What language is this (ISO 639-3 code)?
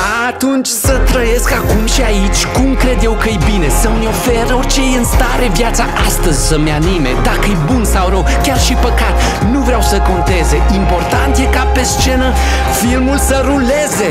ron